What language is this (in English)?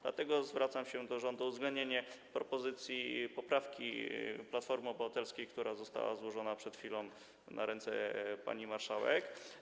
Polish